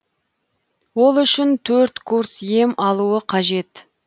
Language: Kazakh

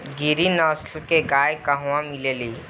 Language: Bhojpuri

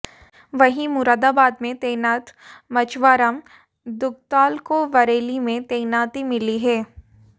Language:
Hindi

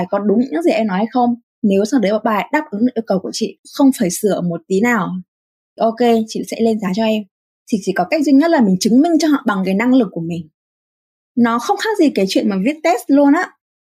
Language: Vietnamese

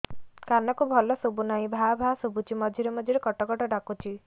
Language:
Odia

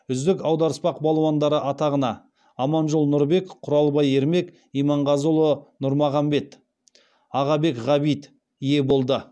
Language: Kazakh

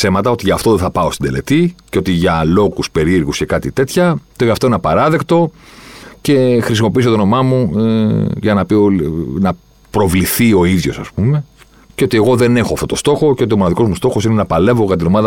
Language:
Greek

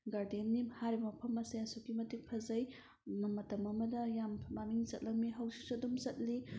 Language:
Manipuri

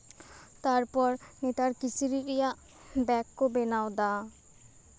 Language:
Santali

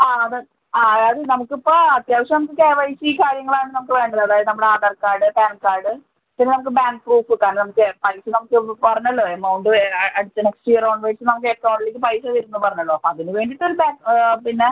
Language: Malayalam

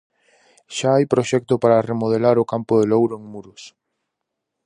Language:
Galician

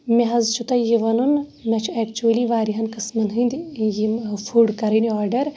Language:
Kashmiri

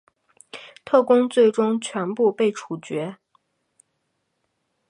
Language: Chinese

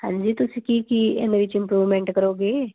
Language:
Punjabi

